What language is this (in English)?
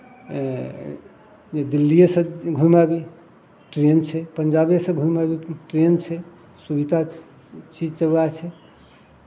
Maithili